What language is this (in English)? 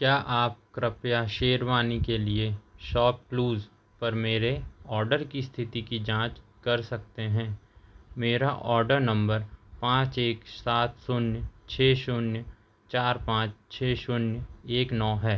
Hindi